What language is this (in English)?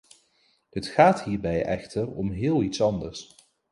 Dutch